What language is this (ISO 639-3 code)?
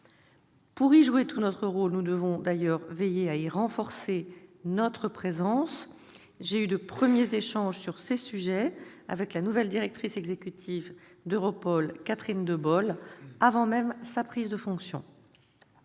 fra